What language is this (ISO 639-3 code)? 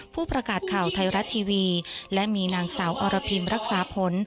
tha